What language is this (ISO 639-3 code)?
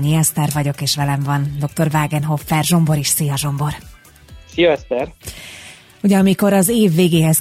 hun